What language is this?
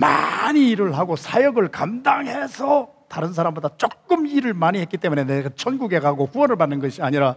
Korean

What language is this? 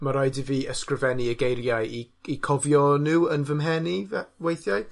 Welsh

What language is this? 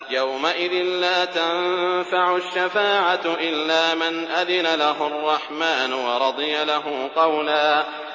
Arabic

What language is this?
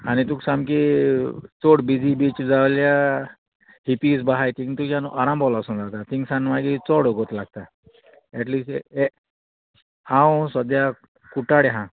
Konkani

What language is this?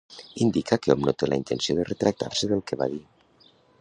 Catalan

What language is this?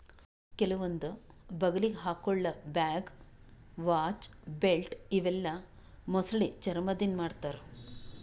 Kannada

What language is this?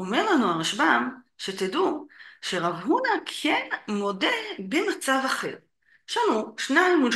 Hebrew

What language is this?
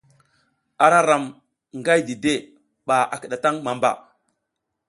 South Giziga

